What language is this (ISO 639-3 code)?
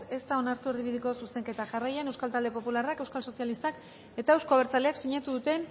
eus